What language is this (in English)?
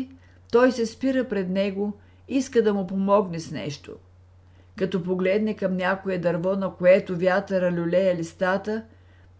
Bulgarian